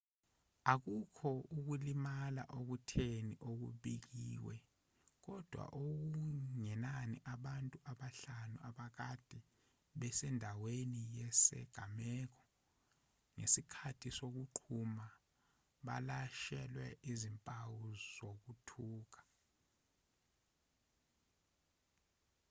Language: Zulu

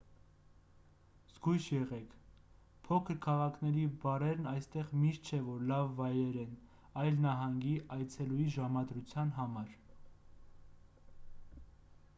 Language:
Armenian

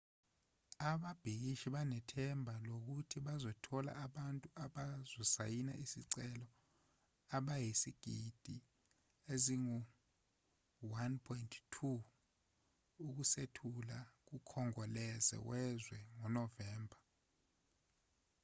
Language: Zulu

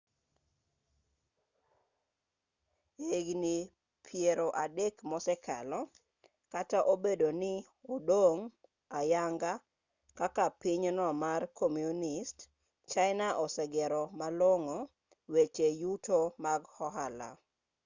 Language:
Luo (Kenya and Tanzania)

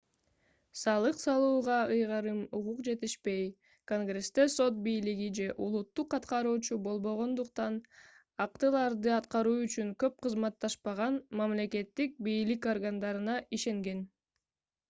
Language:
Kyrgyz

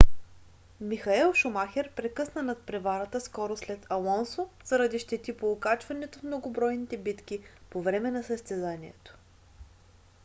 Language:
Bulgarian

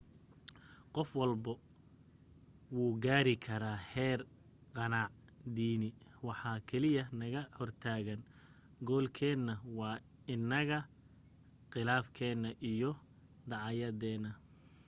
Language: Somali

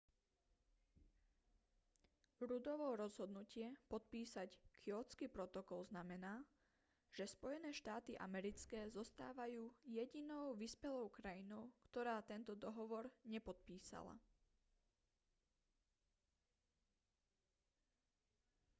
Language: Slovak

